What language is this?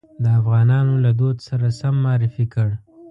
Pashto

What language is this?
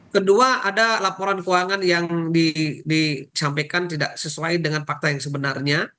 Indonesian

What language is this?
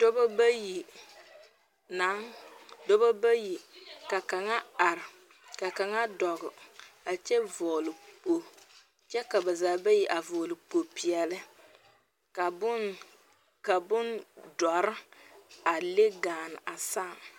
Southern Dagaare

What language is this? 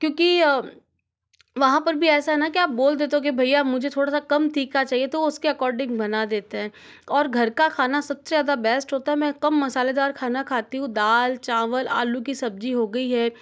Hindi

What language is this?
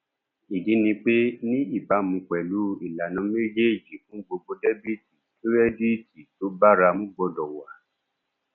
Yoruba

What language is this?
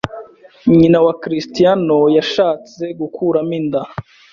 Kinyarwanda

